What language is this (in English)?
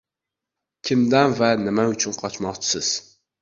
Uzbek